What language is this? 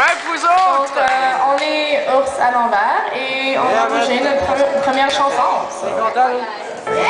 Greek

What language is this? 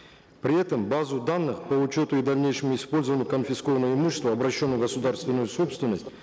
Kazakh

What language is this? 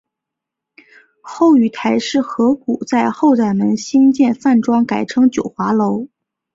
Chinese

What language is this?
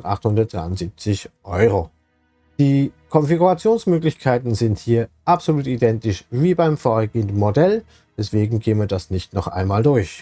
German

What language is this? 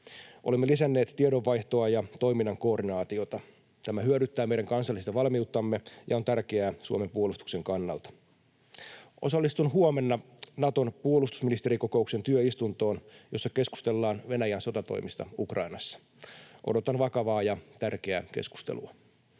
Finnish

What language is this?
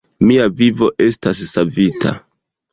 Esperanto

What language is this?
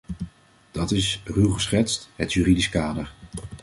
Dutch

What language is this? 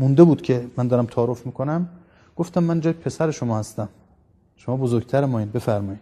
Persian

